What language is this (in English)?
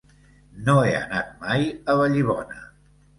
Catalan